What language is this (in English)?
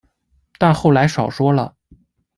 Chinese